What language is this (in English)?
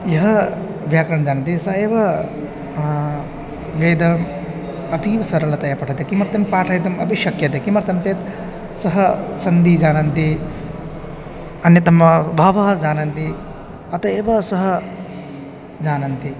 Sanskrit